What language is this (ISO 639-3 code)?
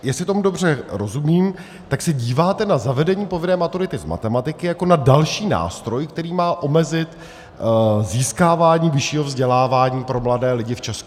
ces